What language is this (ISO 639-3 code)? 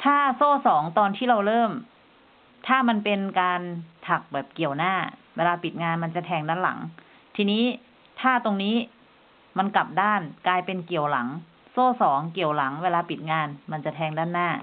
tha